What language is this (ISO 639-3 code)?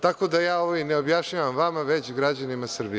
srp